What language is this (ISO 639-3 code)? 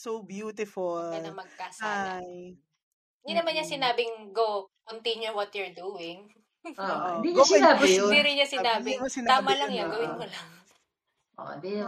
fil